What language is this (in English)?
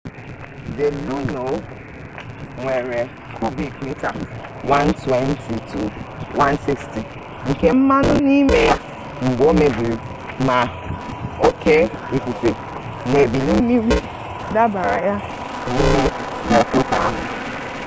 Igbo